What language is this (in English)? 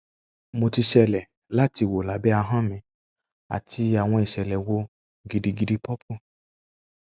Yoruba